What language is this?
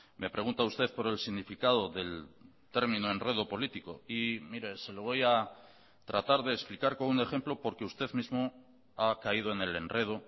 Spanish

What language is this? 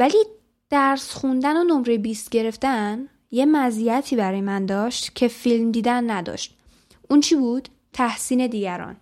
Persian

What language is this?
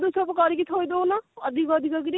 Odia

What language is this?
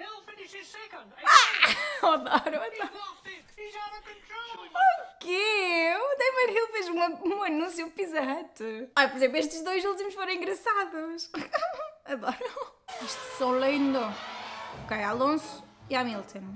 Portuguese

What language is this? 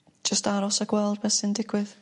Welsh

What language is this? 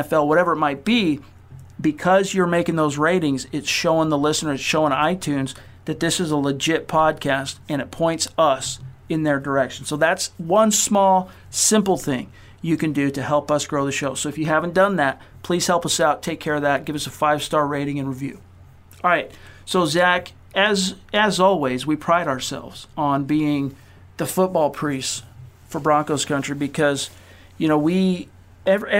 English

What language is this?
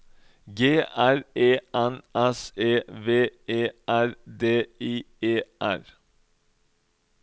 Norwegian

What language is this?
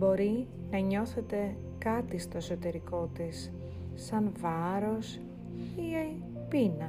Greek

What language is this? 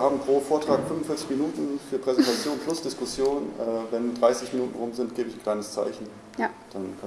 German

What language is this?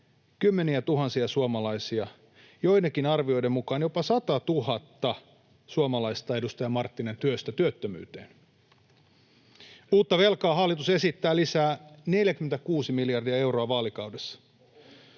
Finnish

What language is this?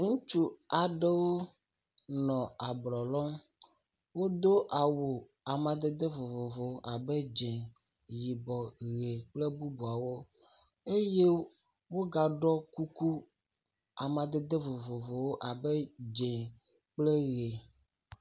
Ewe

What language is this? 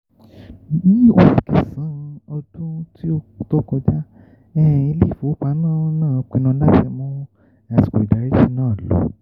Yoruba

